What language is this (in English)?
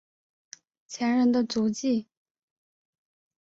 Chinese